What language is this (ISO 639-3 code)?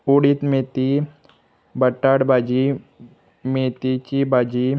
kok